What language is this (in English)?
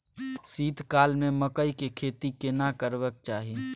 Maithili